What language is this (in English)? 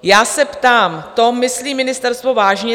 Czech